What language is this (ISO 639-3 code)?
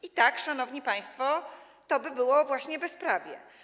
pol